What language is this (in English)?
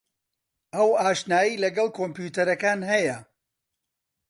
Central Kurdish